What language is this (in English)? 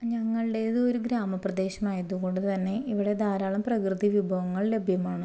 Malayalam